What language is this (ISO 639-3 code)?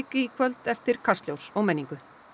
isl